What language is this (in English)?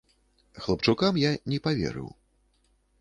Belarusian